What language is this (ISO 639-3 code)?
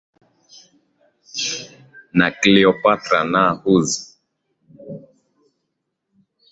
swa